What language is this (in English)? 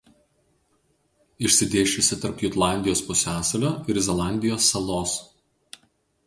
Lithuanian